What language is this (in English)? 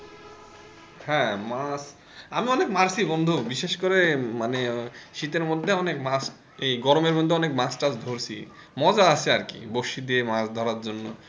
Bangla